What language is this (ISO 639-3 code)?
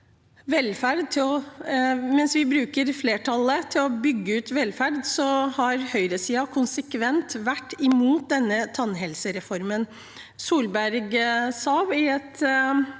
nor